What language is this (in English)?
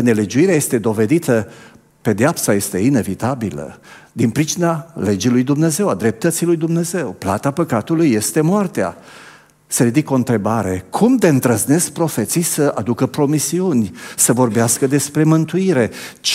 Romanian